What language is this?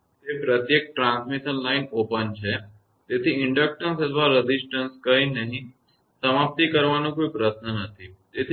Gujarati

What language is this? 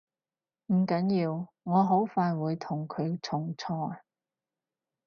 Cantonese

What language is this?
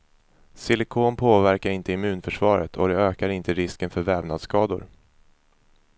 Swedish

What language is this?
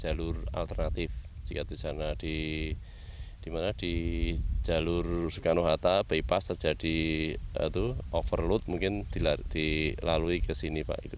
Indonesian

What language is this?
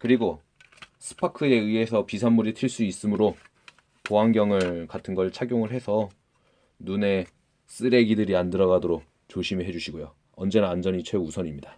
Korean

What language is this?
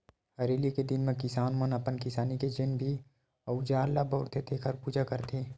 Chhattisgarhi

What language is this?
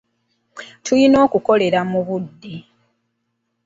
Ganda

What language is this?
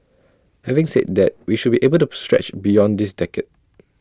English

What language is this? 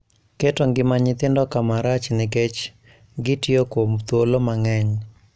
Luo (Kenya and Tanzania)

